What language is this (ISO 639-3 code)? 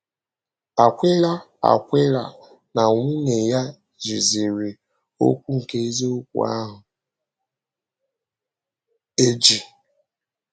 ibo